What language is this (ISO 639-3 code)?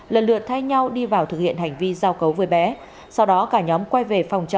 vie